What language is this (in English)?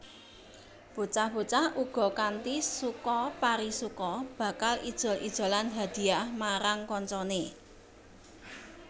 Javanese